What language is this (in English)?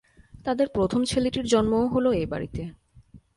Bangla